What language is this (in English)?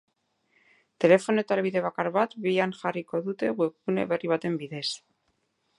Basque